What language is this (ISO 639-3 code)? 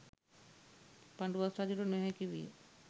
sin